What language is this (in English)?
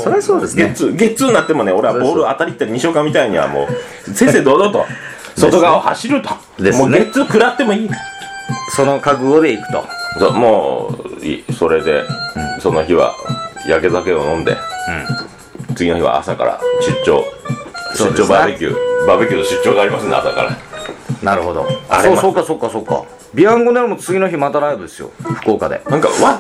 Japanese